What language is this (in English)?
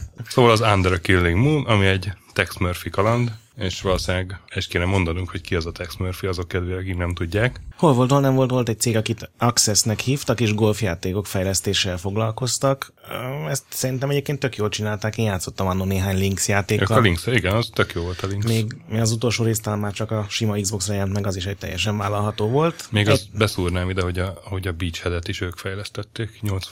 Hungarian